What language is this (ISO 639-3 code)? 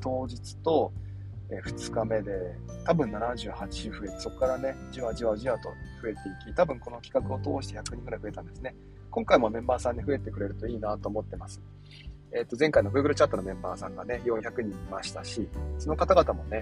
jpn